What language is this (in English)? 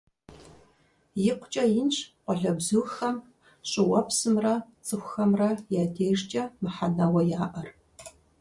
Kabardian